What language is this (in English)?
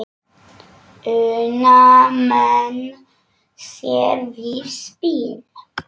Icelandic